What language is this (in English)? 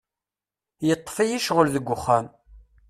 Kabyle